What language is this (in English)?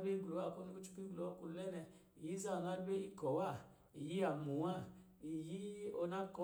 Lijili